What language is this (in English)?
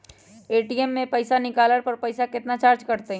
Magahi